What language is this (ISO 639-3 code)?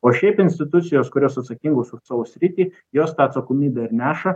lit